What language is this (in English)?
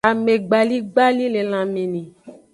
Aja (Benin)